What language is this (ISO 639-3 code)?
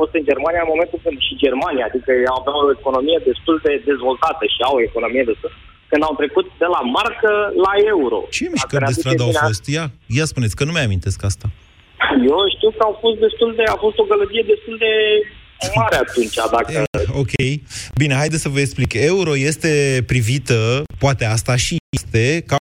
ron